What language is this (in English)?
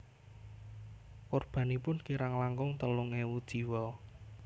Javanese